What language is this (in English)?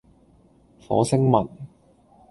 Cantonese